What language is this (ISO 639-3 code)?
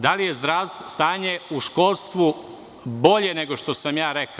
srp